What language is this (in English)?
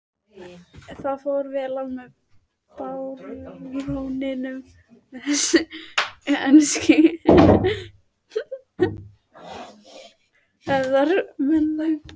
Icelandic